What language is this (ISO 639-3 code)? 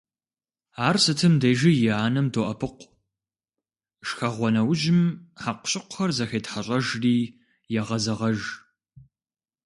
kbd